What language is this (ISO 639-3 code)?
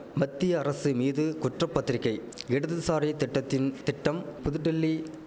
tam